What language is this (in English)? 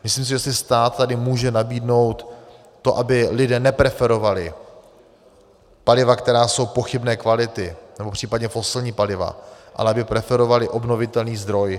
Czech